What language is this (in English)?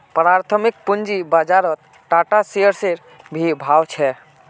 Magahi